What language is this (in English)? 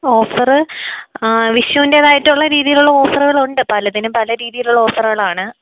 Malayalam